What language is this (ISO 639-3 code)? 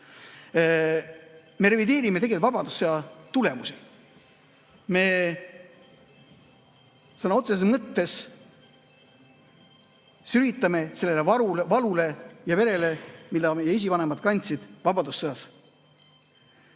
est